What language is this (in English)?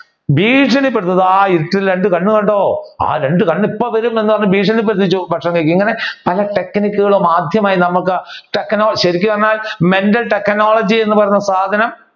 Malayalam